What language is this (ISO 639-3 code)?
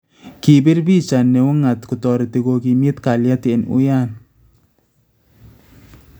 kln